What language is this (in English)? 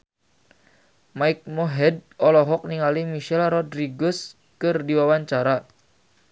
Sundanese